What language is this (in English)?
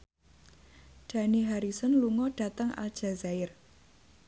Javanese